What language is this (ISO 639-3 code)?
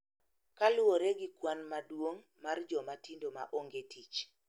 luo